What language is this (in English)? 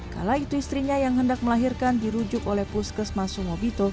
Indonesian